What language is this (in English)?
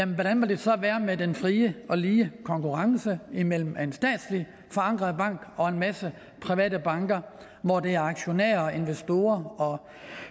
Danish